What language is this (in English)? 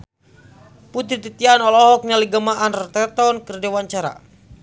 Sundanese